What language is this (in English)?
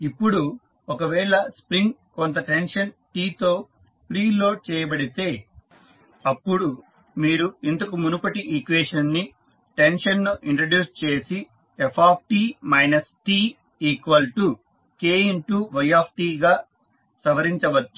Telugu